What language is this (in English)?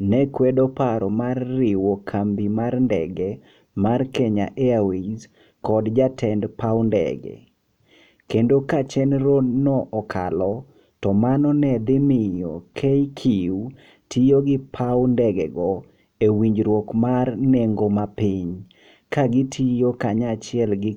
Luo (Kenya and Tanzania)